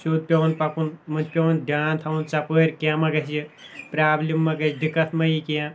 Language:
Kashmiri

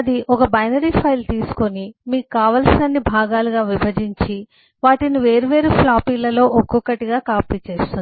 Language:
Telugu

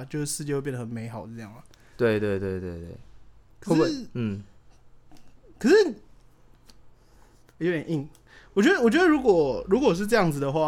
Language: Chinese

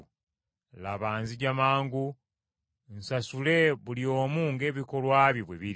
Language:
Ganda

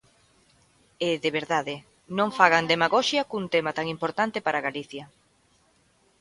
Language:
Galician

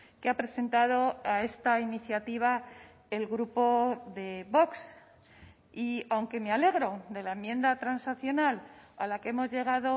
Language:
Spanish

